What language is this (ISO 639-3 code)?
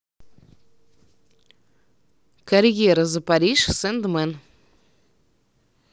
rus